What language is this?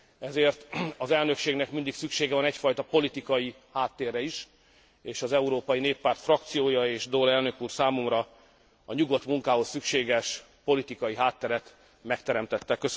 Hungarian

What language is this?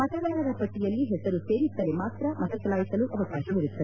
Kannada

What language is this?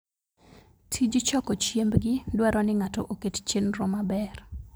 Luo (Kenya and Tanzania)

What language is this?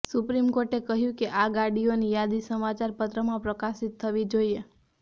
Gujarati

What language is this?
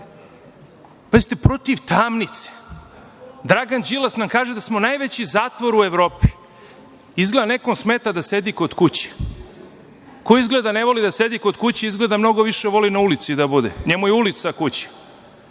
Serbian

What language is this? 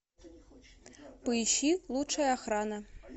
Russian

